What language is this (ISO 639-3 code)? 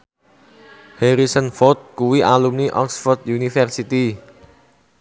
jav